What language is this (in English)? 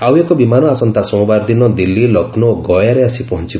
Odia